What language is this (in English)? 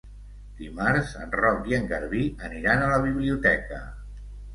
Catalan